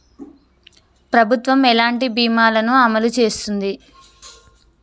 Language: Telugu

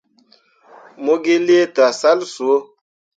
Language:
Mundang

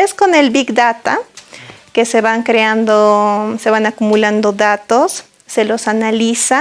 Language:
Spanish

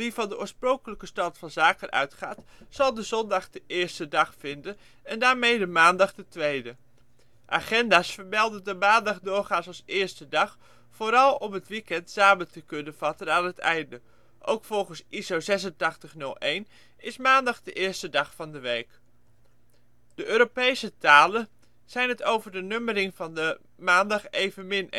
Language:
Dutch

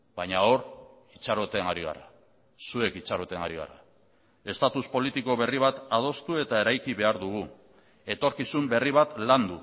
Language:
Basque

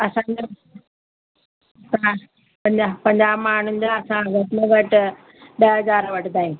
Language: Sindhi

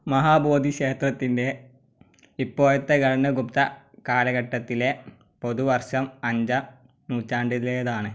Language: Malayalam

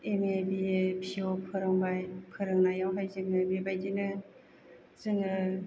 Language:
Bodo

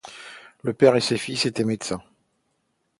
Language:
French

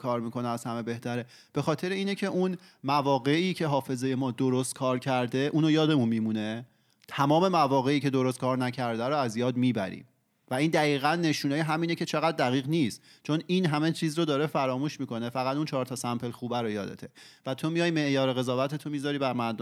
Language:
Persian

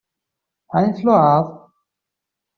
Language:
Kabyle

